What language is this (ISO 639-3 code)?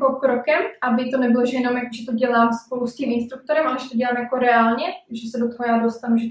ces